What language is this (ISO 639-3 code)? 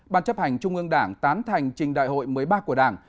vie